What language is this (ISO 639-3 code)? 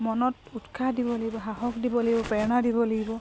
asm